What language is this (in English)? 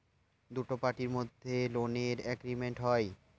Bangla